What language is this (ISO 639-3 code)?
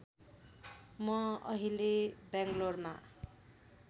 nep